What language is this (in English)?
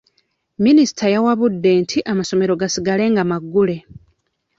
Ganda